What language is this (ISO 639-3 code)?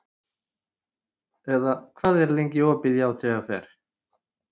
isl